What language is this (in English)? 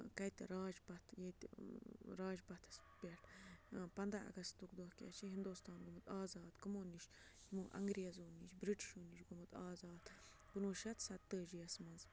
Kashmiri